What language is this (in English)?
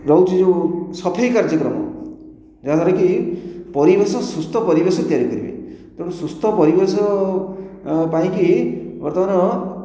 Odia